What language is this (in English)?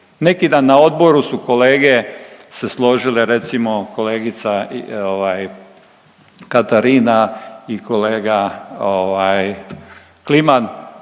Croatian